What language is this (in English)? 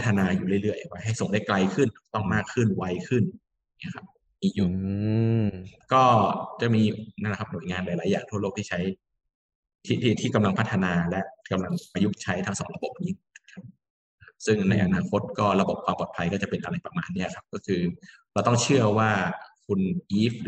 Thai